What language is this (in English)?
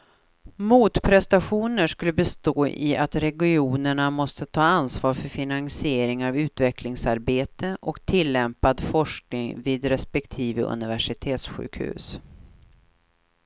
Swedish